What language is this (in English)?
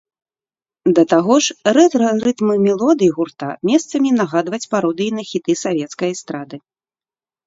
Belarusian